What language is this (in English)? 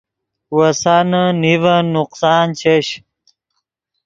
Yidgha